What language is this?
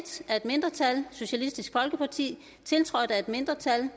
Danish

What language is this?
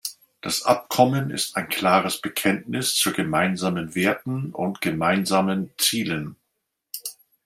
German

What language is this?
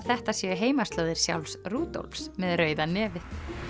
Icelandic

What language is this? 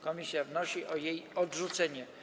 Polish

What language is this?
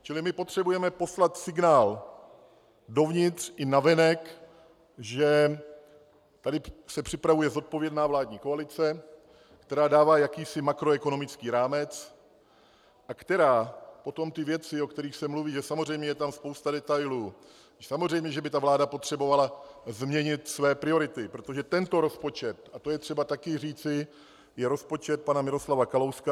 Czech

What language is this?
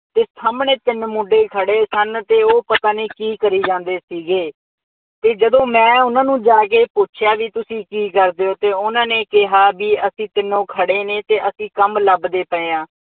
Punjabi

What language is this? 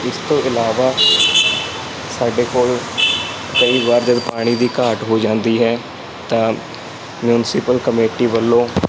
Punjabi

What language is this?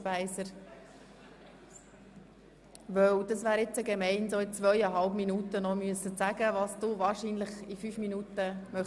Swiss German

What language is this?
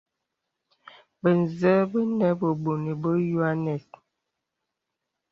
Bebele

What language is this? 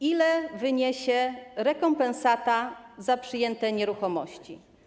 Polish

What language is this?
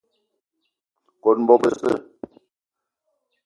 Eton (Cameroon)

